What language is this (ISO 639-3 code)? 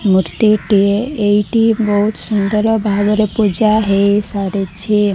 ori